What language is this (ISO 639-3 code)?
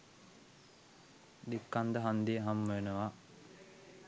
sin